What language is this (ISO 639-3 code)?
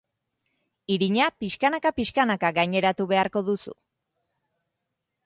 eus